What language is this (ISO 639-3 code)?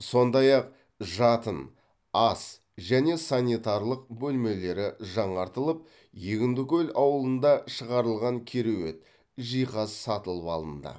kaz